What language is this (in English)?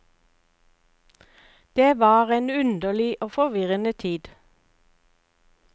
Norwegian